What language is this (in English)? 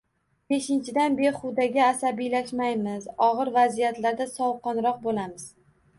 Uzbek